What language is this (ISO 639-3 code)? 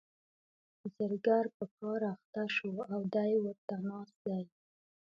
pus